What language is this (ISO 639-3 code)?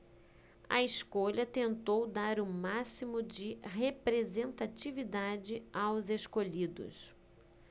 por